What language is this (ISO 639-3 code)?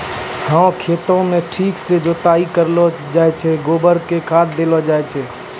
mai